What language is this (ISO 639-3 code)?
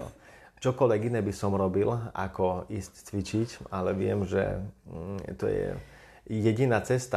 slk